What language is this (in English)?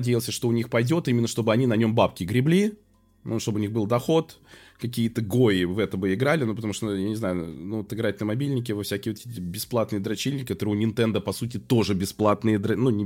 Russian